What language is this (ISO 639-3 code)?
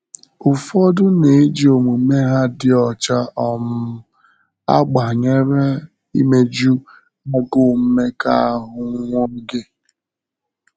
ibo